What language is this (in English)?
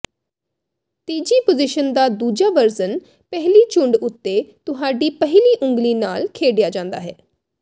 Punjabi